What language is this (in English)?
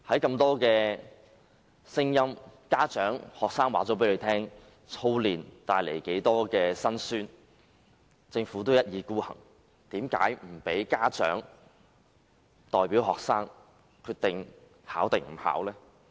Cantonese